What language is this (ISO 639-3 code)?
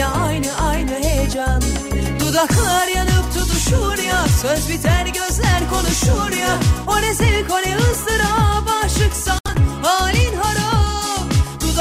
tur